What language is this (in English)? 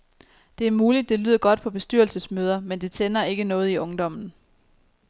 Danish